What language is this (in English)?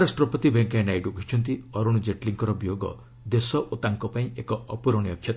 Odia